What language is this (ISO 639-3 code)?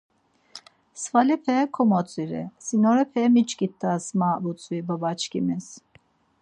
lzz